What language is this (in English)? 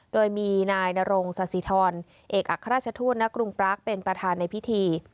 Thai